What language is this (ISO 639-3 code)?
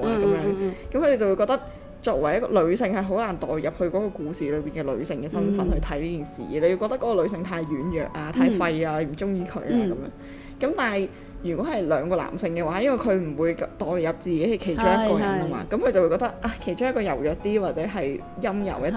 zho